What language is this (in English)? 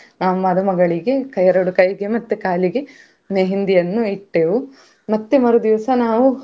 Kannada